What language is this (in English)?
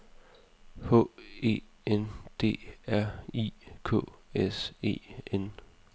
Danish